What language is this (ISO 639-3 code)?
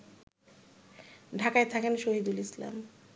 ben